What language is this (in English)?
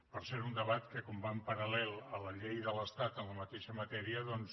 Catalan